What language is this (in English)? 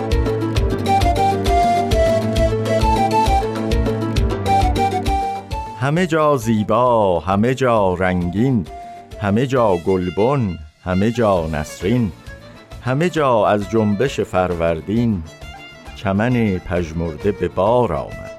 Persian